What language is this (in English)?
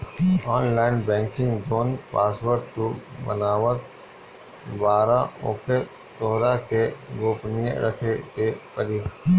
Bhojpuri